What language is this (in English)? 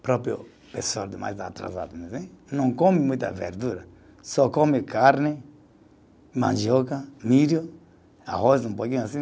Portuguese